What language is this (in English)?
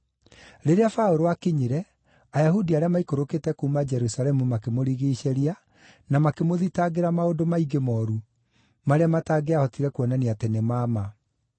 Kikuyu